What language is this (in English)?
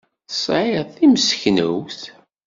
Kabyle